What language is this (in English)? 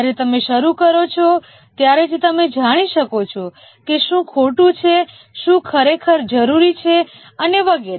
Gujarati